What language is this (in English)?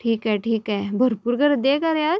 Marathi